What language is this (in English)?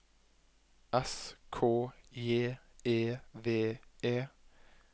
Norwegian